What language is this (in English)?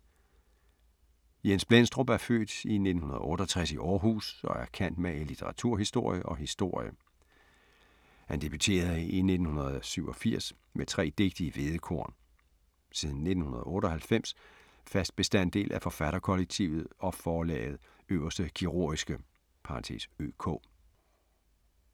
Danish